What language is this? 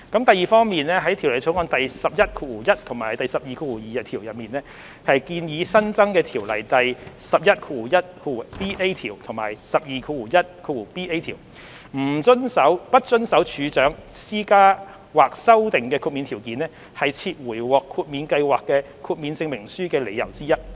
Cantonese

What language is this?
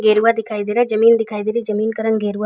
Hindi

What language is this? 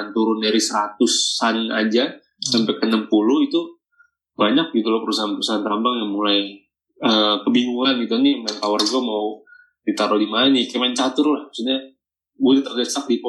Indonesian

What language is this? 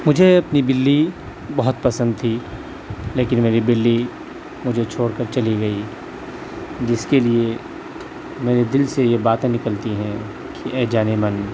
Urdu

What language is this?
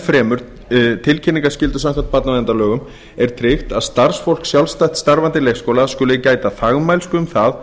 Icelandic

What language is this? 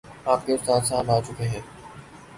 Urdu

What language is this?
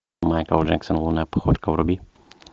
Russian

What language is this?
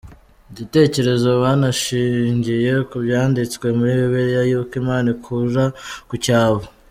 Kinyarwanda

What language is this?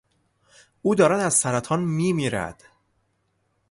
Persian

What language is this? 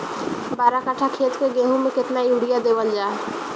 Bhojpuri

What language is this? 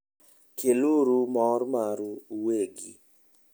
Luo (Kenya and Tanzania)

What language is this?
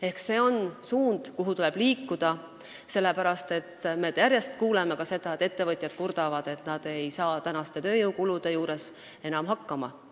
Estonian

